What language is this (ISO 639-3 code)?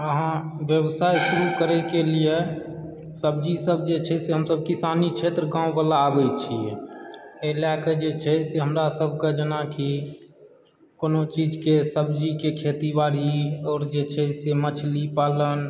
mai